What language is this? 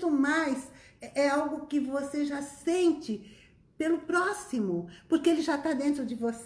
Portuguese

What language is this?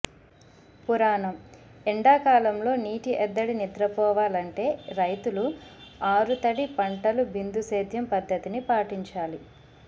Telugu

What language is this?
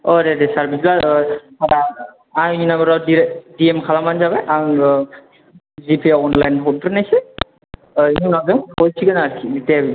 Bodo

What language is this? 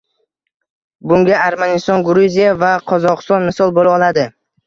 Uzbek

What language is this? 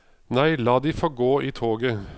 Norwegian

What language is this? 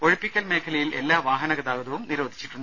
Malayalam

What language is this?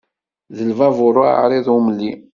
Kabyle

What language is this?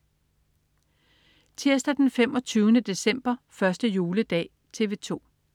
Danish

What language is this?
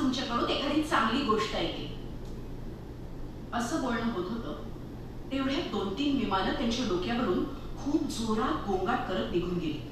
Marathi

